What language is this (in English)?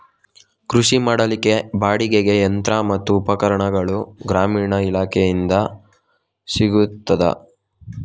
Kannada